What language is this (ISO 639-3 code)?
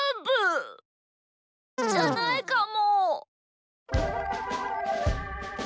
jpn